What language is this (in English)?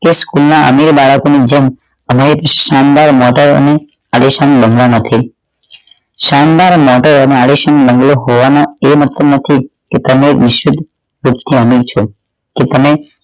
Gujarati